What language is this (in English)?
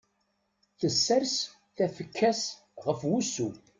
Kabyle